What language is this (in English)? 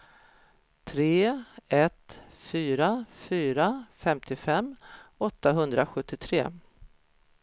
Swedish